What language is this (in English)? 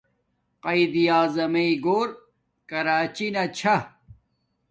Domaaki